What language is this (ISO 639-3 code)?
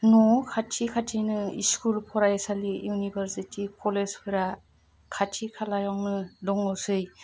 brx